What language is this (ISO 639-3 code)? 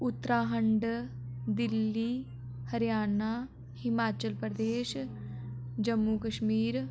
doi